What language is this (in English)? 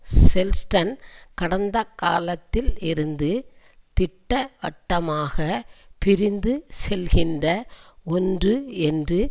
Tamil